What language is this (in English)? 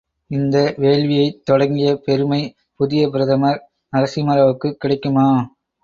Tamil